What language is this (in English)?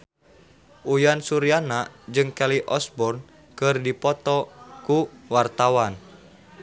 Sundanese